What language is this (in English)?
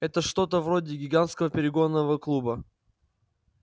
Russian